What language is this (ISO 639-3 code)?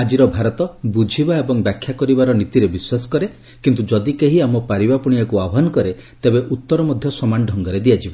ori